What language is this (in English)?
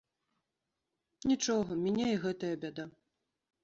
Belarusian